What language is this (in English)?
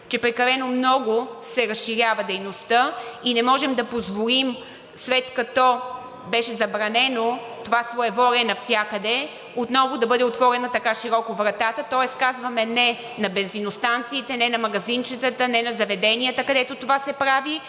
Bulgarian